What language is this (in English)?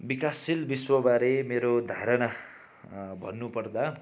Nepali